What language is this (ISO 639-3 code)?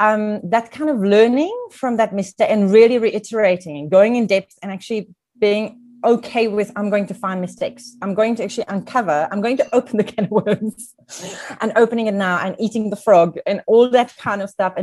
eng